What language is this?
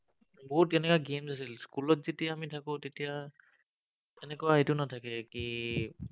Assamese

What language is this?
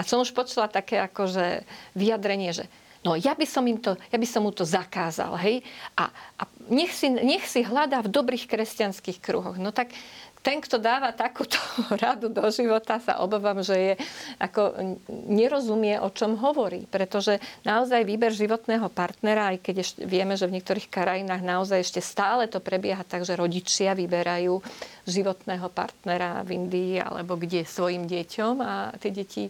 Slovak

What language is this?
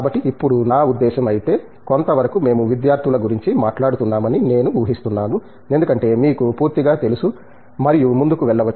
Telugu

